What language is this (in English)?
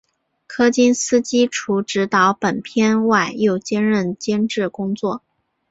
Chinese